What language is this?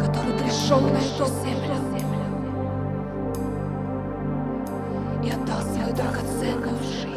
Russian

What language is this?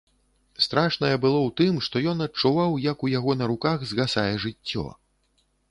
Belarusian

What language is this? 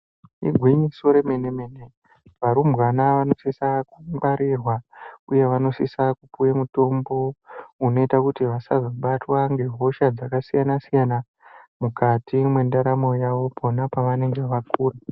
Ndau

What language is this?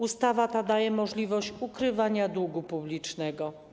Polish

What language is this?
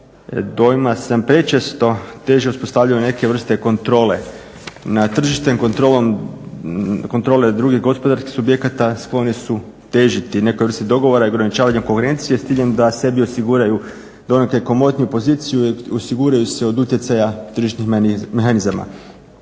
Croatian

